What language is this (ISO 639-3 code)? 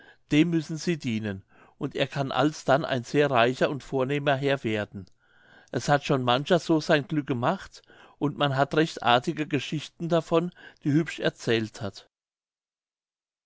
deu